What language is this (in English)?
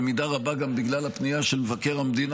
Hebrew